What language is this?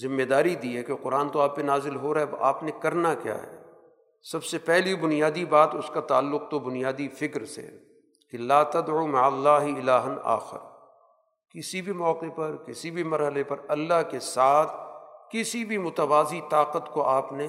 Urdu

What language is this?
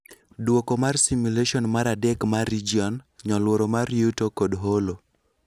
Luo (Kenya and Tanzania)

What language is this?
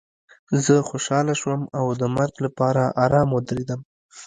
Pashto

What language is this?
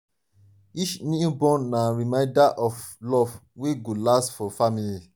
Nigerian Pidgin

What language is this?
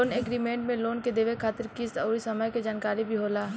Bhojpuri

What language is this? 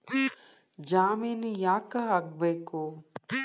Kannada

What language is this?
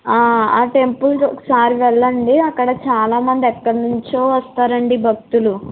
Telugu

